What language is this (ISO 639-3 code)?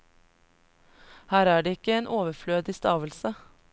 nor